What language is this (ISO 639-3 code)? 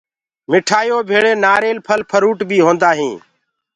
ggg